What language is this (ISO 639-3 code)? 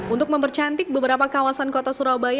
ind